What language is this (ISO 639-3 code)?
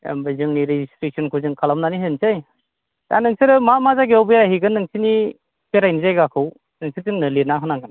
brx